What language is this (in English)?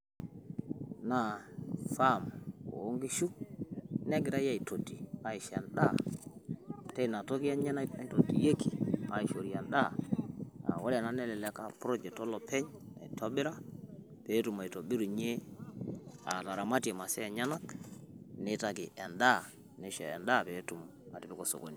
Masai